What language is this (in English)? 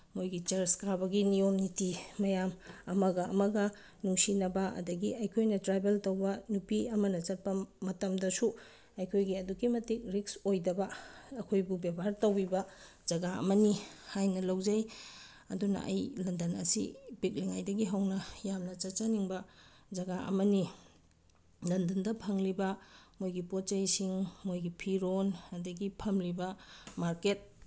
Manipuri